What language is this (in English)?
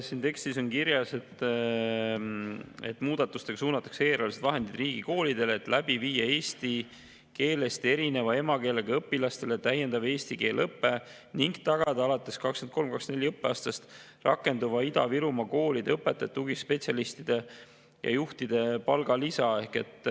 Estonian